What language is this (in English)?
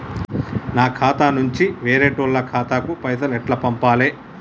Telugu